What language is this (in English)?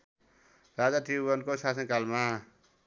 Nepali